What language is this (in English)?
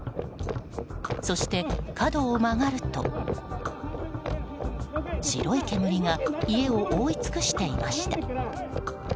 Japanese